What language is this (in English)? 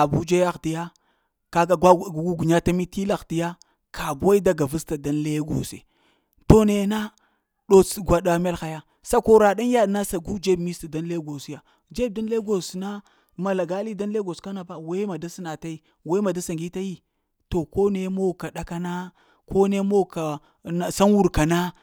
Lamang